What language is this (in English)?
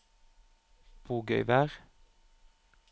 Norwegian